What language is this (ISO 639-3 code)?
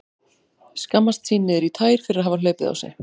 isl